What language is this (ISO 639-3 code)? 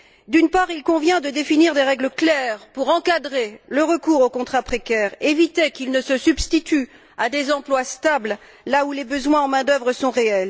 fra